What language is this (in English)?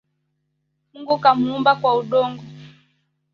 Swahili